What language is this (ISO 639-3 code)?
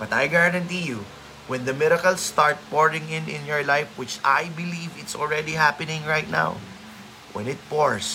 fil